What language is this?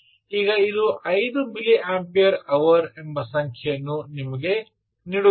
Kannada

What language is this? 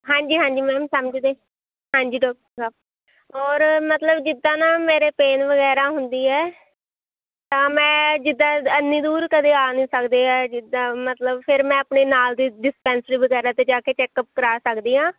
Punjabi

